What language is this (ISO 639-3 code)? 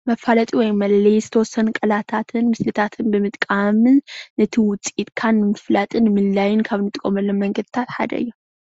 tir